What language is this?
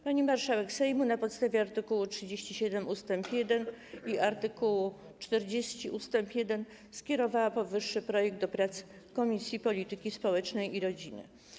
Polish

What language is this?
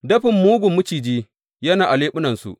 Hausa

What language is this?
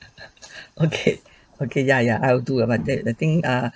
English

